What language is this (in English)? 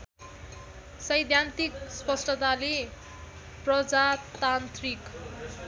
Nepali